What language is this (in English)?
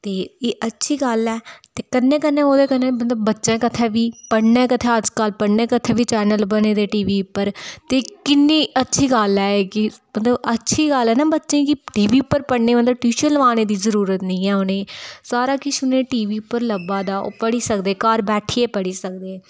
Dogri